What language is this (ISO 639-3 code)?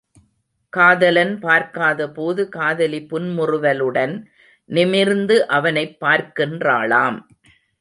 tam